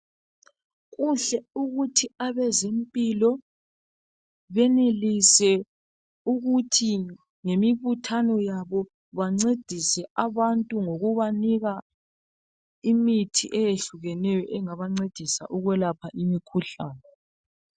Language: North Ndebele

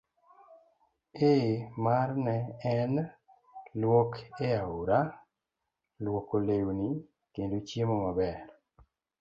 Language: Luo (Kenya and Tanzania)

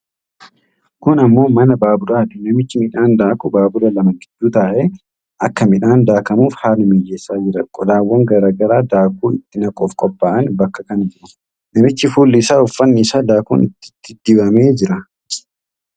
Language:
Oromo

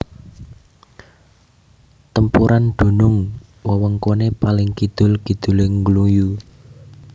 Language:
Javanese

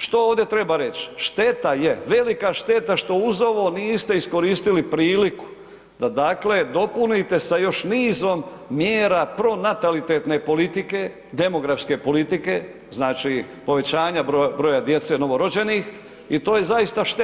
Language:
Croatian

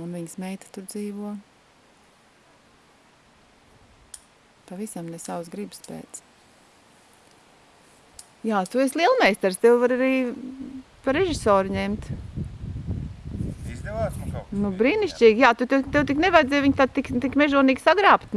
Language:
Dutch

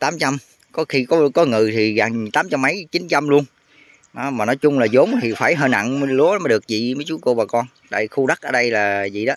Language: Vietnamese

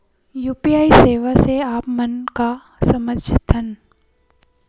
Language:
Chhattisgarhi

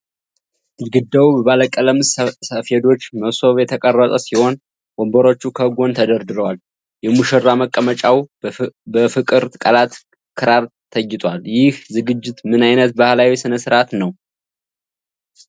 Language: Amharic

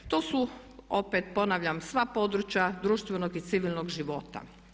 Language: Croatian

